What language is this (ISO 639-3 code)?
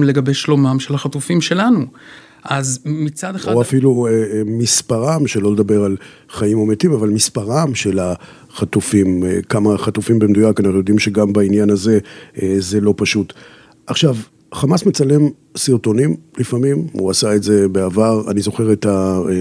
heb